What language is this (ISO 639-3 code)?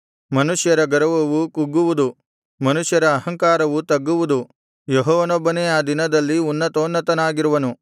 kan